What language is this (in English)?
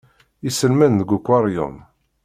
Kabyle